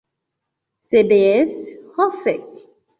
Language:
Esperanto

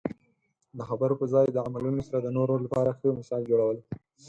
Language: Pashto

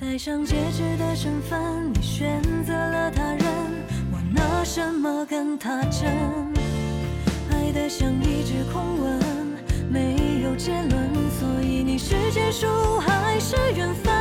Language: Chinese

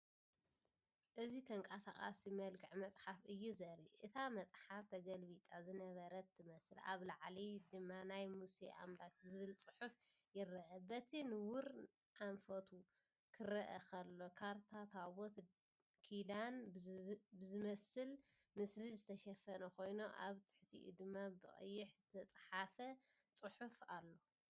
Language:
Tigrinya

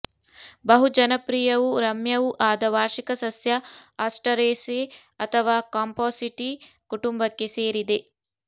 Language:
Kannada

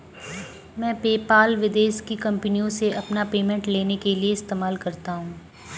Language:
Hindi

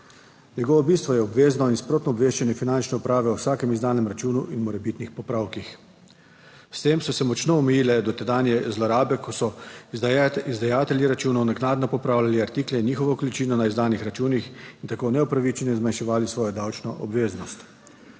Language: Slovenian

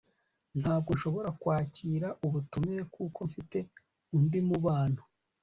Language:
Kinyarwanda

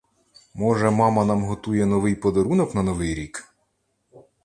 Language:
Ukrainian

